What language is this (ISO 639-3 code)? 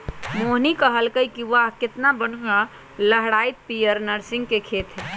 mag